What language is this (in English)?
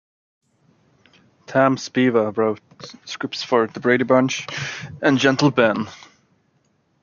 English